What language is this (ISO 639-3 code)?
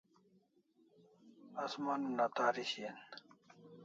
kls